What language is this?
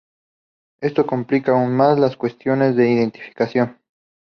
Spanish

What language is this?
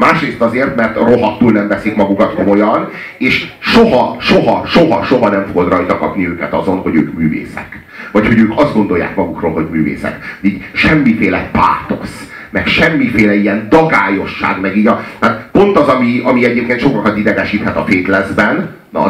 Hungarian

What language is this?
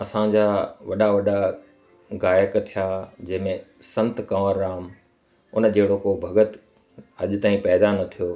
Sindhi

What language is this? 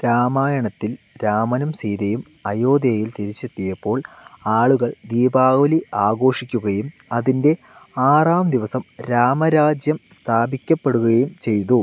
Malayalam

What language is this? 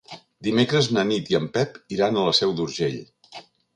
Catalan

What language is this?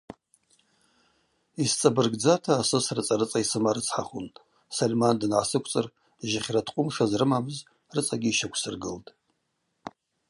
Abaza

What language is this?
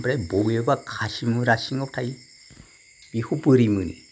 Bodo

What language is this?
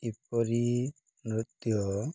Odia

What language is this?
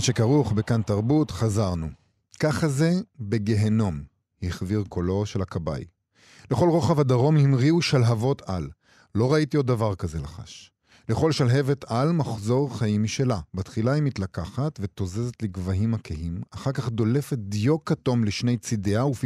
Hebrew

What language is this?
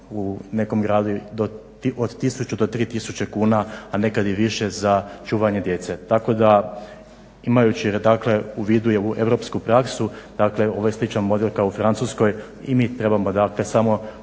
Croatian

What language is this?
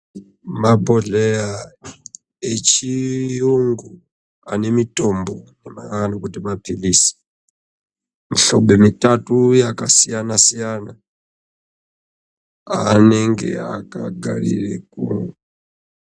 Ndau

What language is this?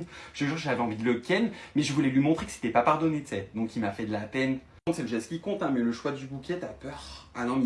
French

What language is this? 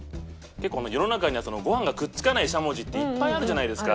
Japanese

